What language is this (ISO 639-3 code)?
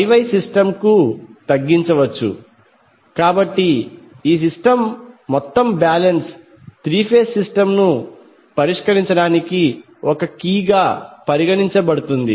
tel